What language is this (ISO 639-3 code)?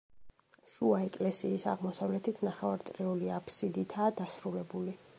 kat